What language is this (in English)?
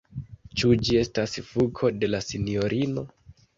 Esperanto